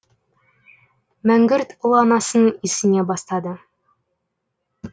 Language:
Kazakh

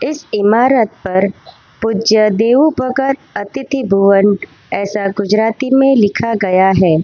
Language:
Hindi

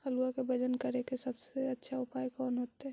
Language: Magahi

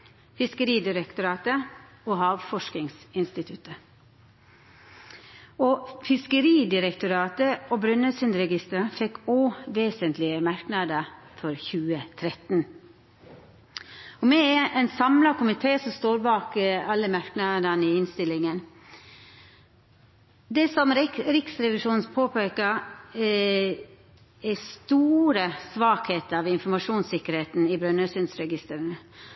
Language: Norwegian Nynorsk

